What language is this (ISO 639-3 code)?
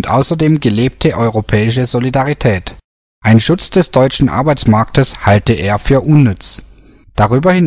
deu